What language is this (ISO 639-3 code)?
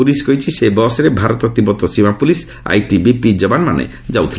ori